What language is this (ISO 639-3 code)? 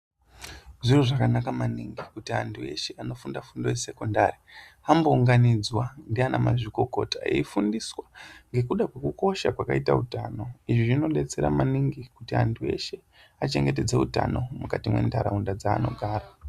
ndc